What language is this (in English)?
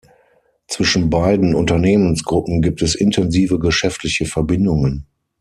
German